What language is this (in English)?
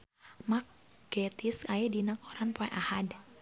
Sundanese